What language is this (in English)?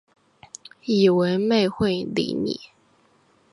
Chinese